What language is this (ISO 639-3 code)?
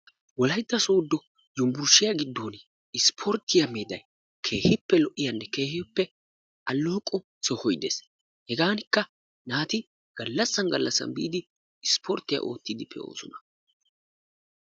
wal